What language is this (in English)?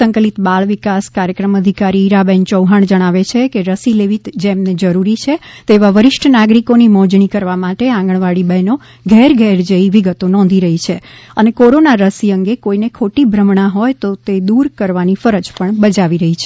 Gujarati